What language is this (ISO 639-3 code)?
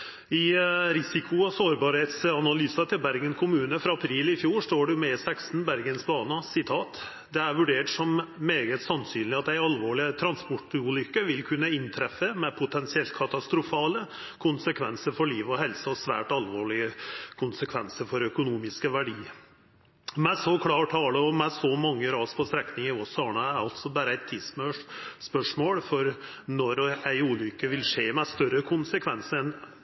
nno